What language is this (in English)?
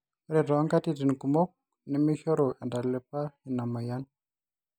Masai